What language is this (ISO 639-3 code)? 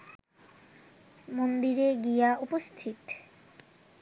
ben